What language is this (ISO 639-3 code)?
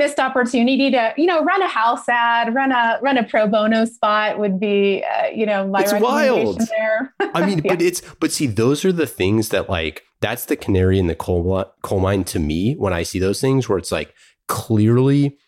eng